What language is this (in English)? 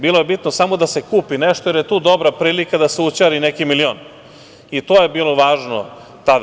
Serbian